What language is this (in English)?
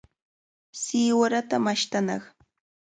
Cajatambo North Lima Quechua